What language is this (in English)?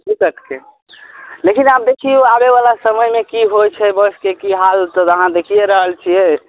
Maithili